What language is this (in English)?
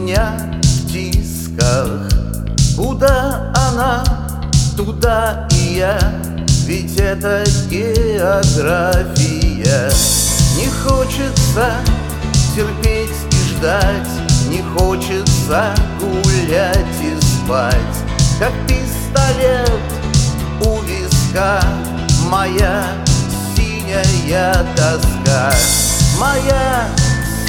Russian